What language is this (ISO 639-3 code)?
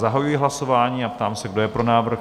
ces